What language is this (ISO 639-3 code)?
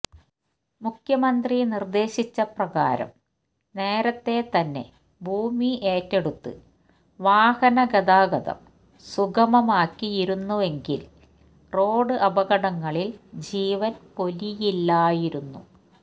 mal